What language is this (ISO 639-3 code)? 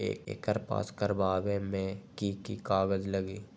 mag